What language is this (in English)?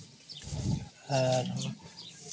Santali